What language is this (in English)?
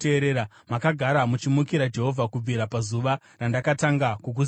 Shona